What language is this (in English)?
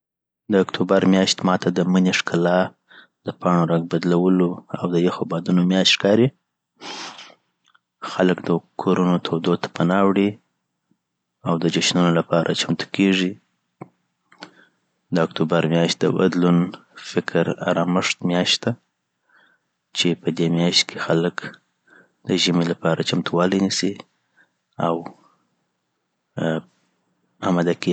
Southern Pashto